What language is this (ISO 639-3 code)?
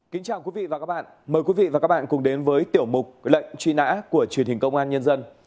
vie